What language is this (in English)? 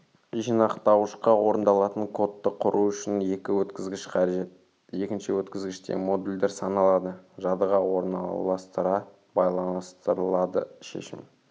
Kazakh